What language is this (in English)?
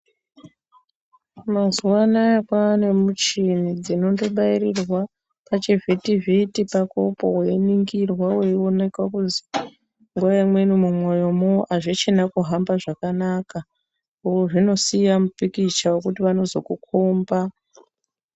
Ndau